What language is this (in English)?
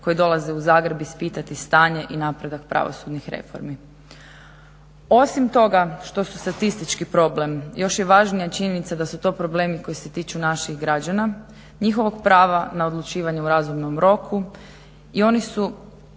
Croatian